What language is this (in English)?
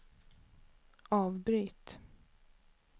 Swedish